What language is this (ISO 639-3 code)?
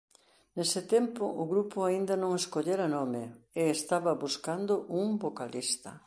glg